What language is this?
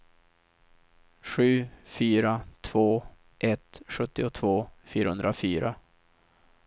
Swedish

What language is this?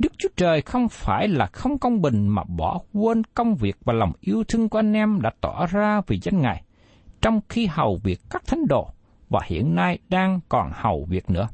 Vietnamese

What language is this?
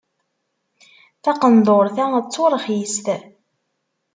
Kabyle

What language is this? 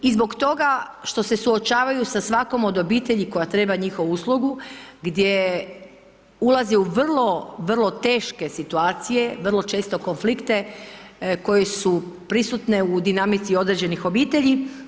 Croatian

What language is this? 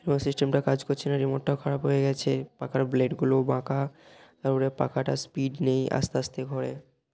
Bangla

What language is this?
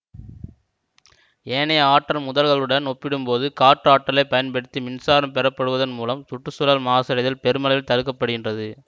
Tamil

